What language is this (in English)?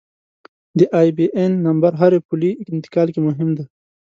Pashto